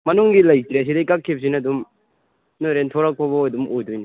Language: Manipuri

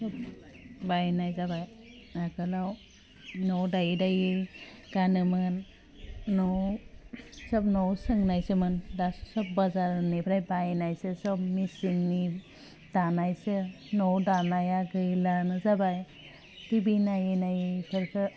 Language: Bodo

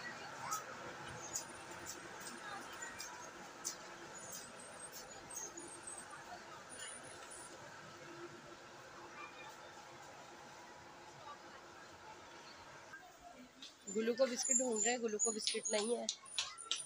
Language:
Hindi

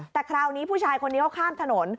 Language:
Thai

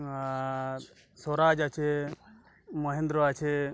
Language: Bangla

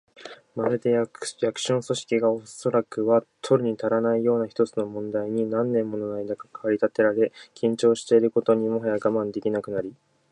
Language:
Japanese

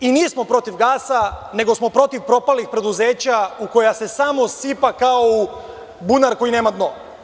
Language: Serbian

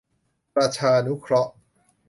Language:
Thai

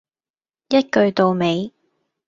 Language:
Cantonese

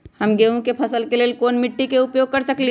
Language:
Magahi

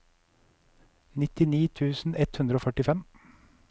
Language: Norwegian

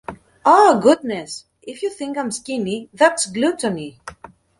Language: English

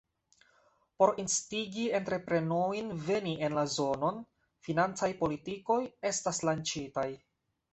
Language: Esperanto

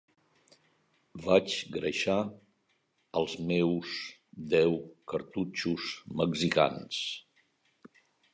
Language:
Catalan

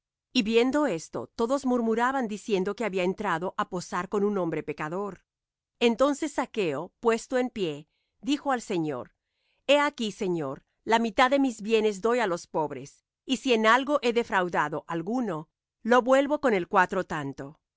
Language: Spanish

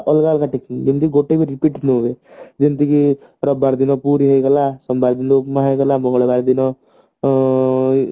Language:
Odia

